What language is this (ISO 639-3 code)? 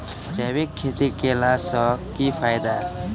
mai